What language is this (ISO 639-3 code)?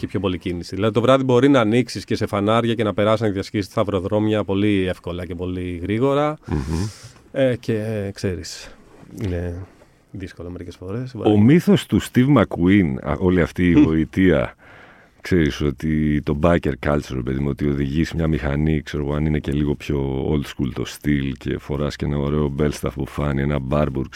ell